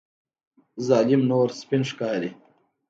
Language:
Pashto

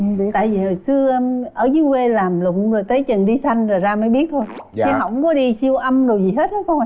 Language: Vietnamese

